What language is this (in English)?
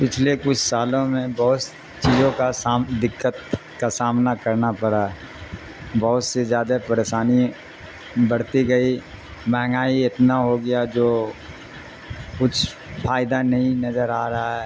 Urdu